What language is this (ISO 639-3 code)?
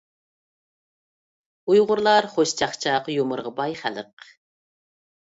uig